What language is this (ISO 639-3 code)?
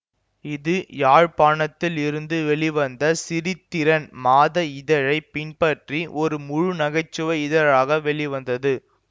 tam